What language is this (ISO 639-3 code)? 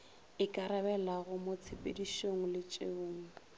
nso